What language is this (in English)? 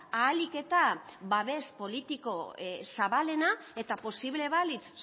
Basque